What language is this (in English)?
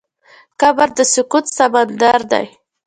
Pashto